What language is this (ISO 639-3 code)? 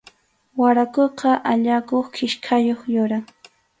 qxu